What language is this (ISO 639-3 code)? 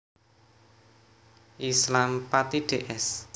jav